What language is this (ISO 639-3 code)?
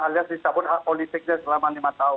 ind